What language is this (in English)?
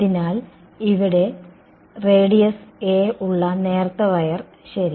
Malayalam